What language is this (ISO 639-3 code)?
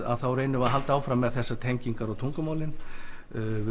isl